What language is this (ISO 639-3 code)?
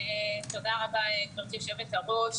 heb